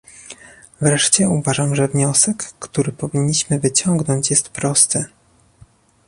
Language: Polish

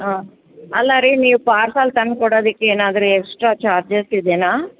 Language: Kannada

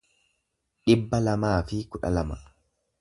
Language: Oromo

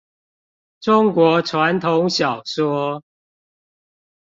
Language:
Chinese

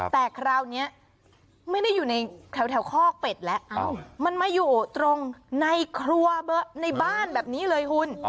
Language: Thai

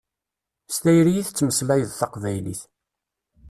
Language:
Kabyle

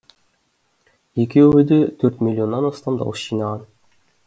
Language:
Kazakh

